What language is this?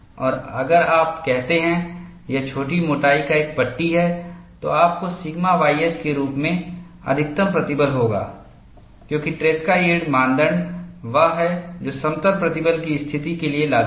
Hindi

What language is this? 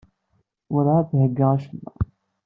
Kabyle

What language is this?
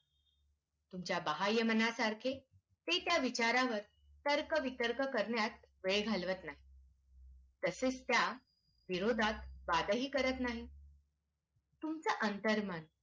Marathi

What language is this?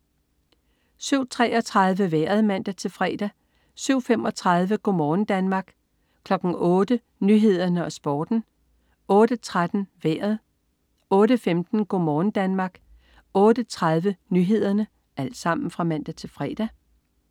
Danish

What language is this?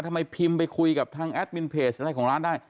Thai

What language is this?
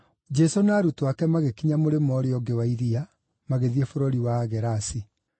Kikuyu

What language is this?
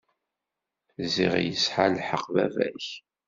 Kabyle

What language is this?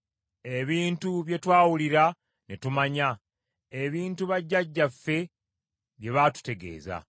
Ganda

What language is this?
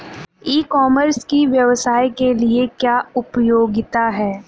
Hindi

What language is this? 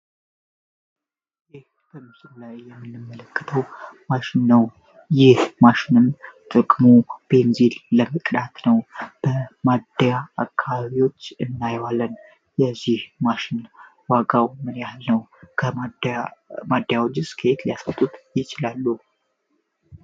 Amharic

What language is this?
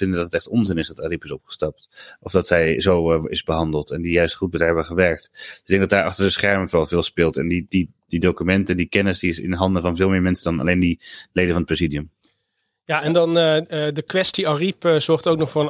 Dutch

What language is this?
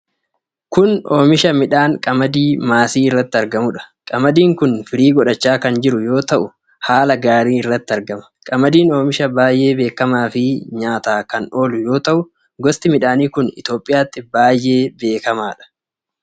Oromo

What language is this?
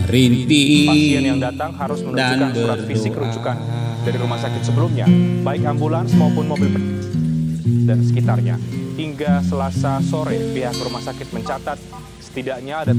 Indonesian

